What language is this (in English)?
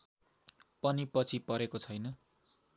Nepali